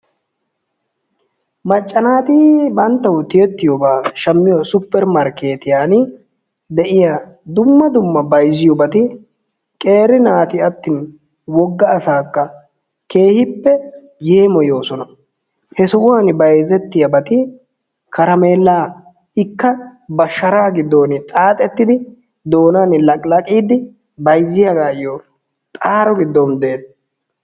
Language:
Wolaytta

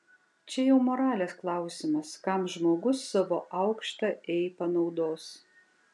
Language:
Lithuanian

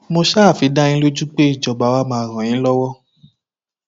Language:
Yoruba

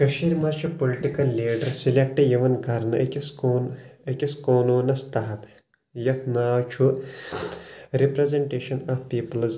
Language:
Kashmiri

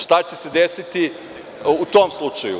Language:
Serbian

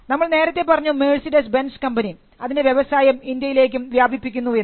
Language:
Malayalam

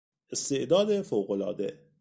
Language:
Persian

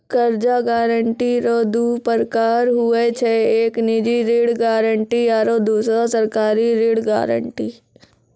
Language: Maithili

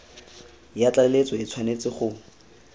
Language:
Tswana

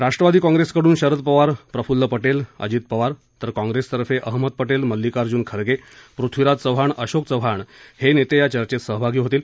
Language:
Marathi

